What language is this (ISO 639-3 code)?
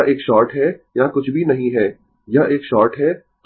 hin